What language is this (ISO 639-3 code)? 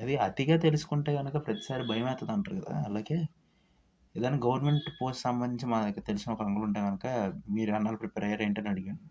tel